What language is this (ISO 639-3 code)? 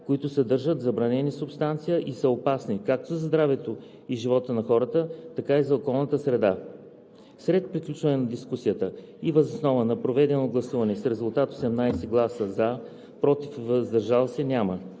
bul